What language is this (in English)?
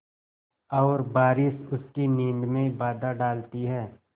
Hindi